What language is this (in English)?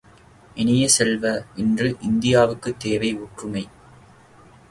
Tamil